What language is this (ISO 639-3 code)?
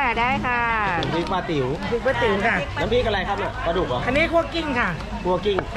tha